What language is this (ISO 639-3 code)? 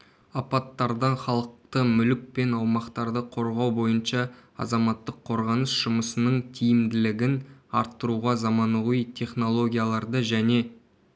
kaz